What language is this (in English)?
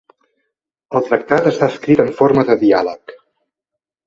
Catalan